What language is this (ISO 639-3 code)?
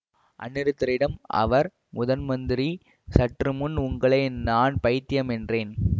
tam